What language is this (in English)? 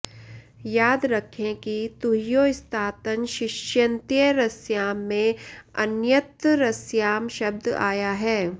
Sanskrit